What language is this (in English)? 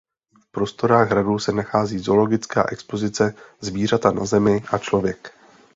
Czech